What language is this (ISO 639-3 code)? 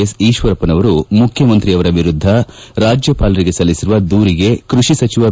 kan